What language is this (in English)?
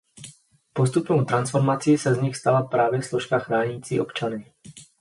Czech